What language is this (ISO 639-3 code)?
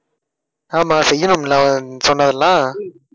tam